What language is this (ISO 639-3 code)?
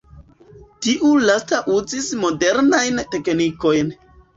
epo